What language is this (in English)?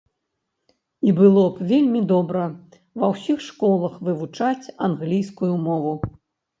Belarusian